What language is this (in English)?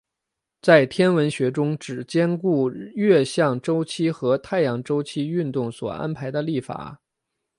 Chinese